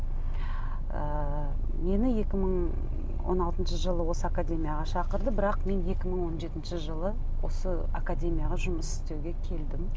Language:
Kazakh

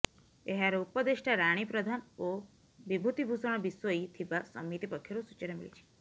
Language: Odia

